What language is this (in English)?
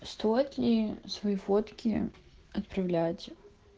Russian